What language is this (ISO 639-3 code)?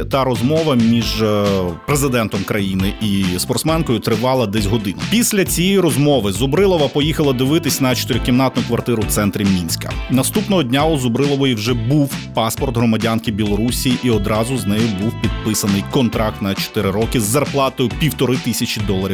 ukr